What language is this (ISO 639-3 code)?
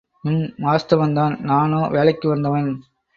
tam